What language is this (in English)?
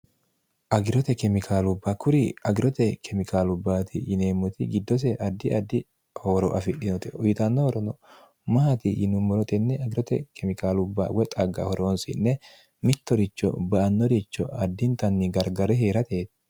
Sidamo